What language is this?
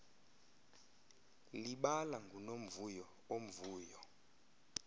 Xhosa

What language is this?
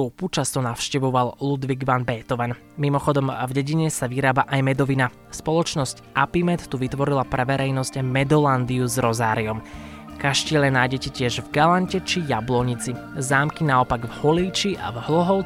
Slovak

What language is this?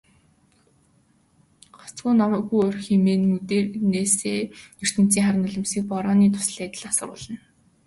Mongolian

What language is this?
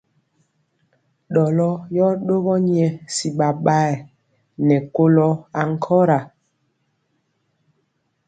Mpiemo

